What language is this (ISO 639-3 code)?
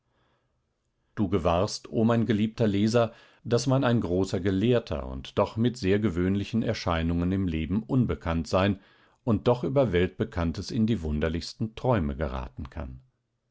deu